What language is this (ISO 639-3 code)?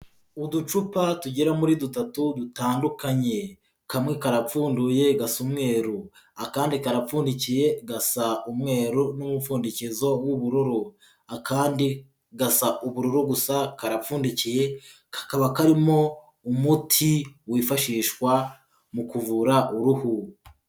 kin